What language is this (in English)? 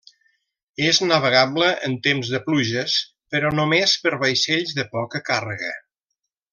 Catalan